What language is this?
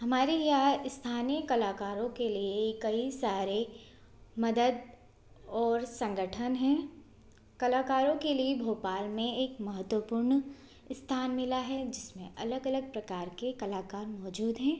Hindi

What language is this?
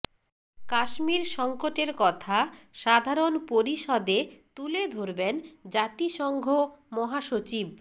Bangla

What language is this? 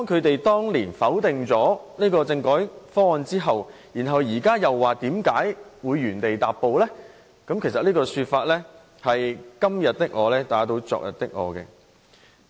Cantonese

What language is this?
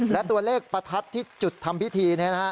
Thai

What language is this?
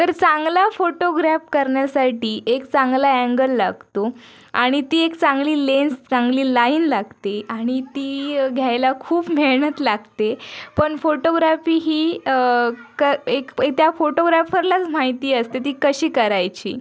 Marathi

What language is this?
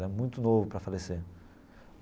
Portuguese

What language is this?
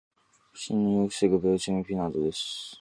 Japanese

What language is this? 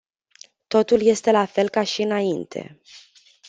Romanian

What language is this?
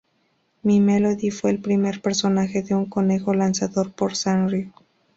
Spanish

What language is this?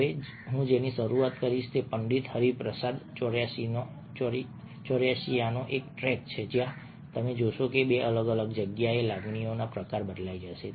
Gujarati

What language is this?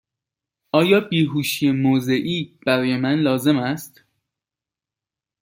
Persian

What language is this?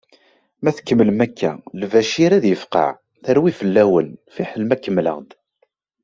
Kabyle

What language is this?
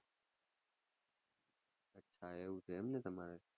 Gujarati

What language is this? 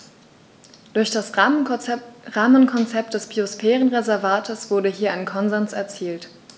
German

